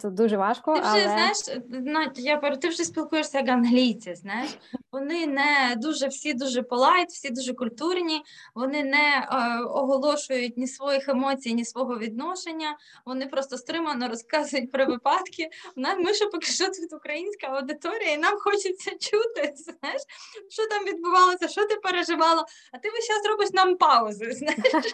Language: Ukrainian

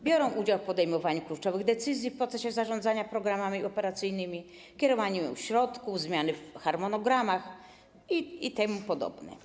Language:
Polish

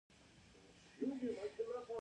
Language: Pashto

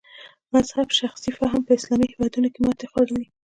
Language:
Pashto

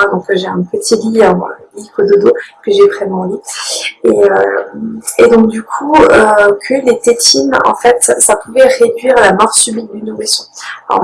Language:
French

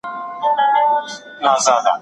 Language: Pashto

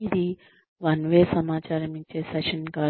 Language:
Telugu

